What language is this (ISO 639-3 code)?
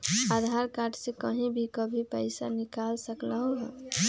mag